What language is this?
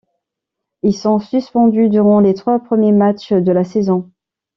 French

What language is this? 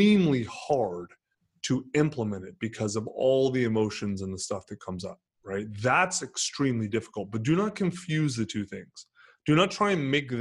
English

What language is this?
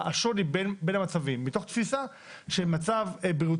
Hebrew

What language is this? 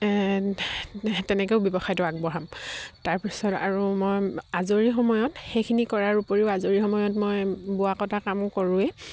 Assamese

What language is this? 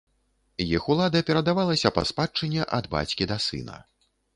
Belarusian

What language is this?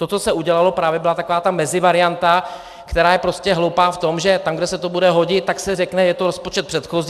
Czech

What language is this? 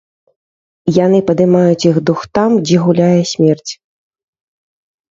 Belarusian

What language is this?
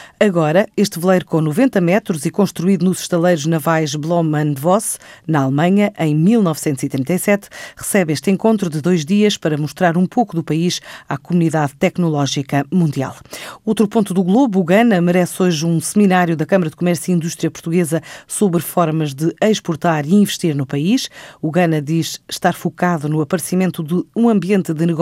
Portuguese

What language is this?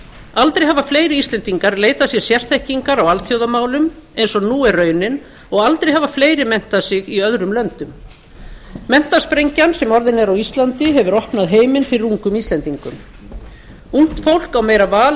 Icelandic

